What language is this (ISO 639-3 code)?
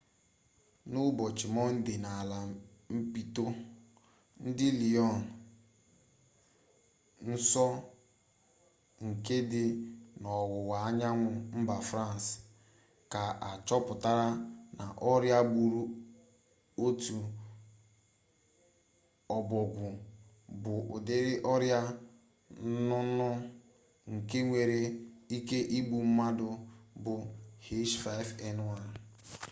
ibo